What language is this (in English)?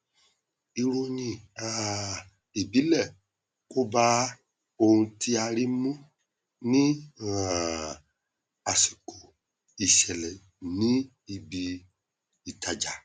Yoruba